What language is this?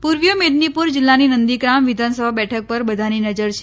Gujarati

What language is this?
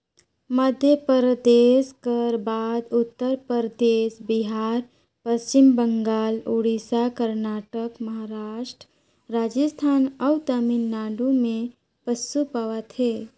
Chhattisgarhi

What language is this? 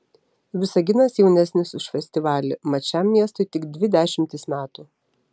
Lithuanian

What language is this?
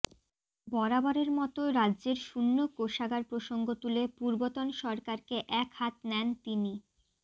Bangla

